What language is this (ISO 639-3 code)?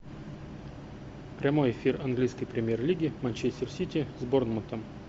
rus